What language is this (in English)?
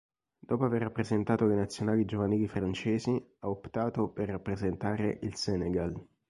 Italian